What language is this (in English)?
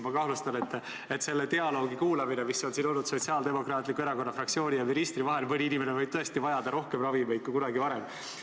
Estonian